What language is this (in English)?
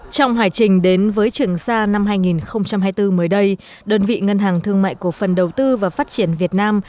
Vietnamese